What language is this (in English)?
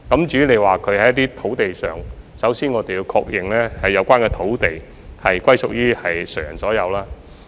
Cantonese